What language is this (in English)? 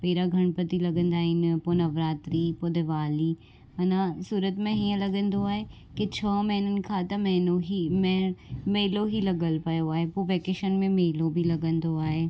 Sindhi